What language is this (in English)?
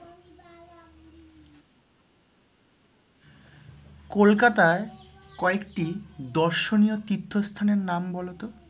Bangla